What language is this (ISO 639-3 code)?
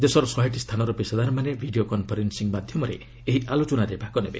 ori